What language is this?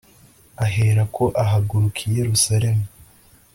Kinyarwanda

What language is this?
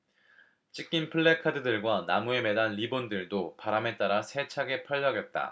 Korean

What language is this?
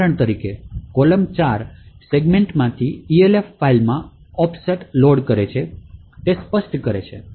Gujarati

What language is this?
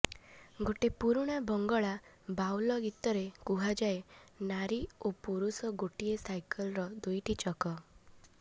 Odia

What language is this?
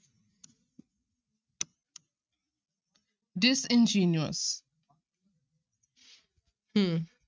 Punjabi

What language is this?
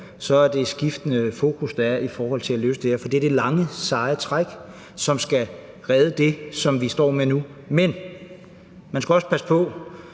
Danish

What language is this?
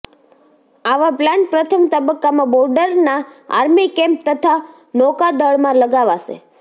Gujarati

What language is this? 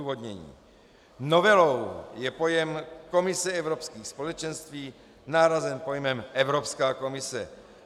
Czech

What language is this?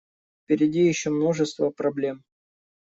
Russian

